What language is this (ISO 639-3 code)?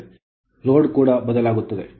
kan